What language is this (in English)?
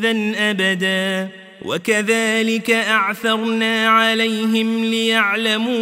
Arabic